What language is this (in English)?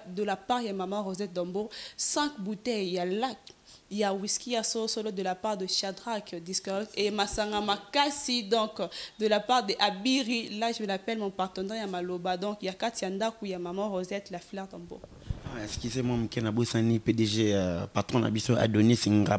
French